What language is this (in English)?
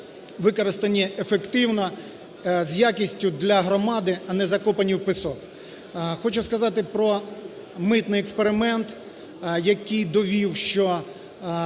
Ukrainian